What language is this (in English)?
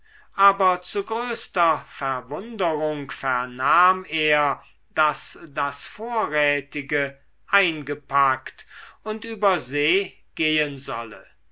German